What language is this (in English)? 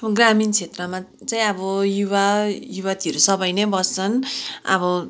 Nepali